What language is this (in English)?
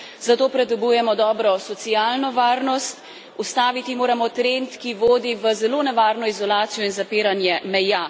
Slovenian